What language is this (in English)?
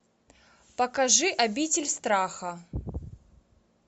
Russian